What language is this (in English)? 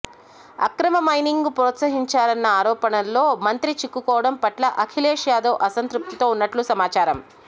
Telugu